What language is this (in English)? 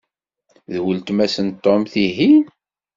Kabyle